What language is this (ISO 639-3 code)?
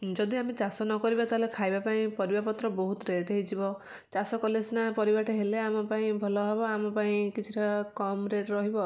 ori